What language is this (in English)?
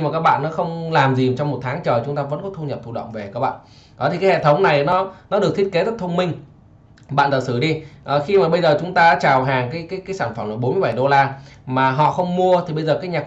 Vietnamese